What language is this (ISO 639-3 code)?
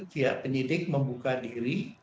ind